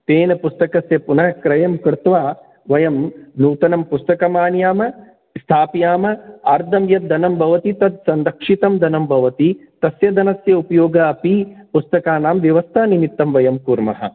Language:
Sanskrit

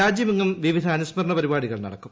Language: Malayalam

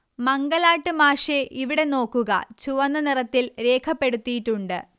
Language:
Malayalam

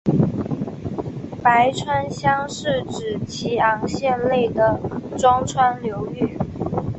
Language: Chinese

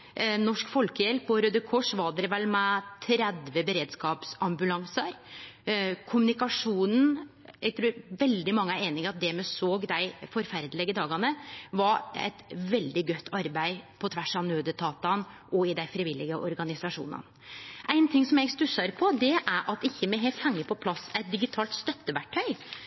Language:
Norwegian Nynorsk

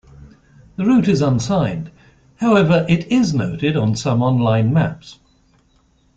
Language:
English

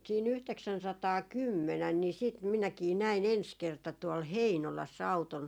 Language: Finnish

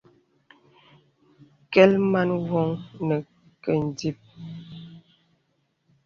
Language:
Bebele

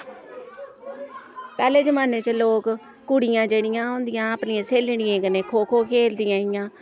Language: Dogri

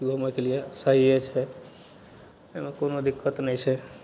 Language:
Maithili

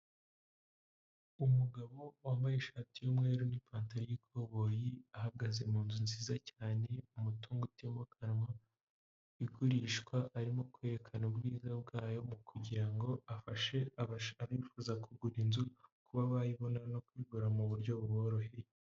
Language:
Kinyarwanda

